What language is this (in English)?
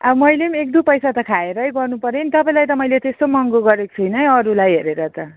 Nepali